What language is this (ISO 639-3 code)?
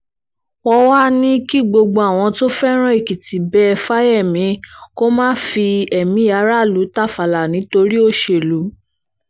yor